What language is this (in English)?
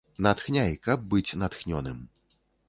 Belarusian